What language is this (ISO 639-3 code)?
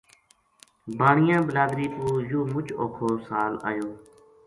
gju